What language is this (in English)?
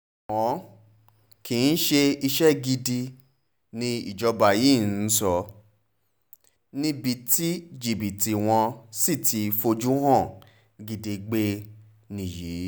Yoruba